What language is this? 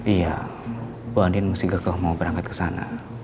Indonesian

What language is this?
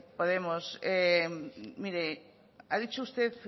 Spanish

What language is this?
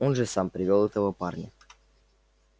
Russian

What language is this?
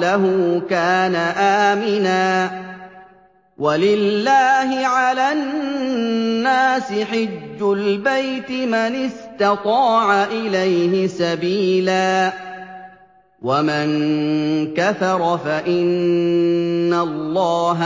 Arabic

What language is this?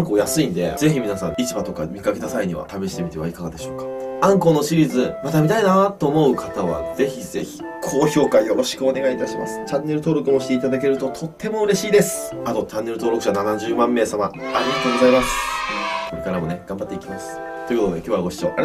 Japanese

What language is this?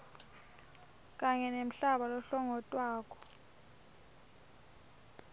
Swati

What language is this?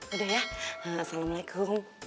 Indonesian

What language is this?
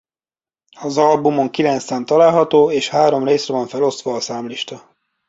Hungarian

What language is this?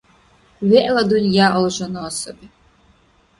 Dargwa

